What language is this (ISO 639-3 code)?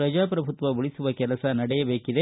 kan